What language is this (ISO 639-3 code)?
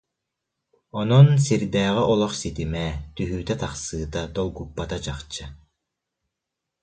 sah